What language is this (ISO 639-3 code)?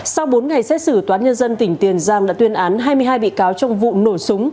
vie